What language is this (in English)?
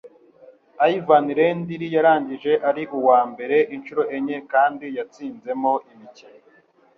Kinyarwanda